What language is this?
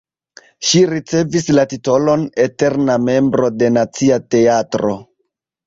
Esperanto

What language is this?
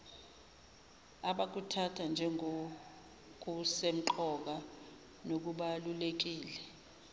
Zulu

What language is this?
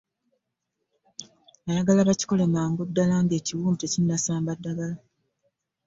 Ganda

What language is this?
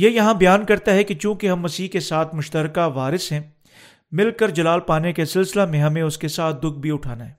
Urdu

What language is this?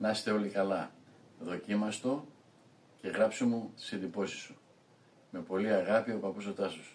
Greek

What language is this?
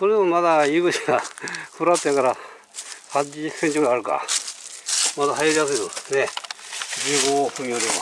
Japanese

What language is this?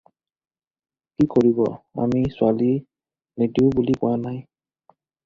Assamese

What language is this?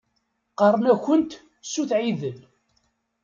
Kabyle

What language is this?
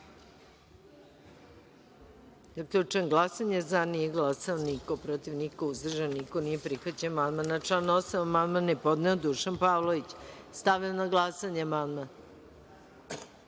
Serbian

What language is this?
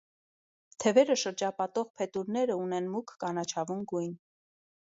Armenian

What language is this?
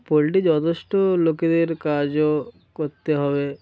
Bangla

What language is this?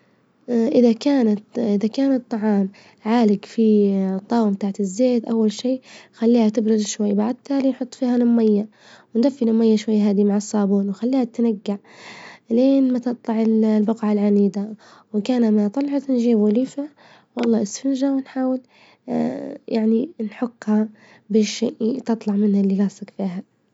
Libyan Arabic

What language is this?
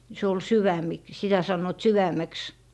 Finnish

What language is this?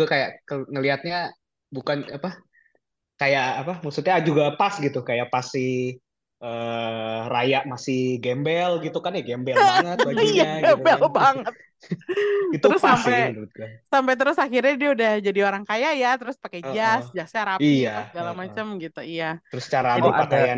Indonesian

